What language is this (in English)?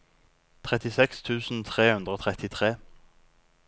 Norwegian